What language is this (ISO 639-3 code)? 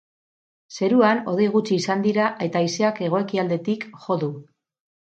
eus